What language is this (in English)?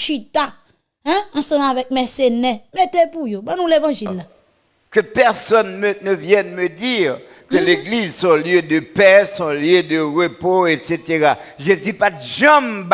French